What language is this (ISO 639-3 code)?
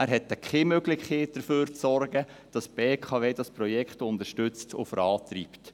gsw